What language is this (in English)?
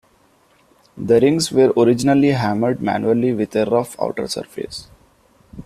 English